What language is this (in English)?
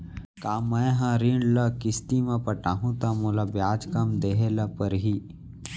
Chhattisgarhi